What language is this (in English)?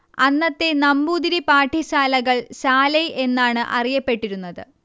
Malayalam